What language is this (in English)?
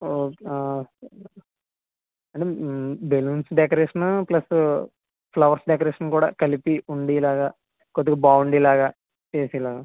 Telugu